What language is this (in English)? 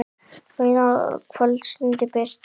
Icelandic